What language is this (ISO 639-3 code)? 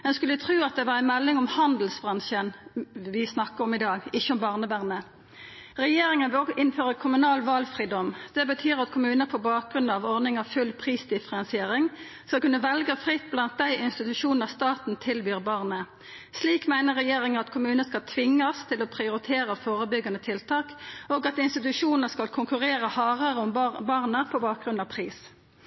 nno